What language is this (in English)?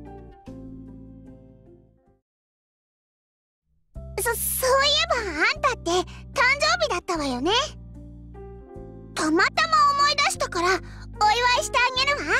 Japanese